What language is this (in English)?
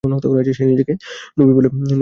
Bangla